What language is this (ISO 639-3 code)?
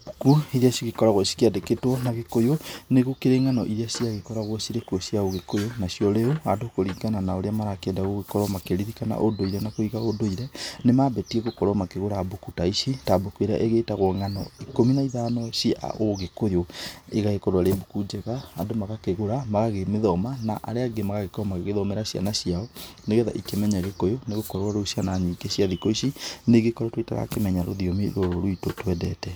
kik